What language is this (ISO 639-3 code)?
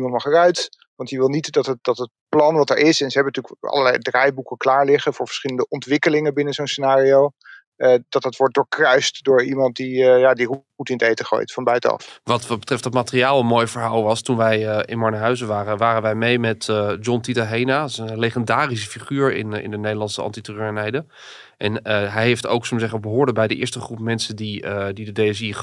nld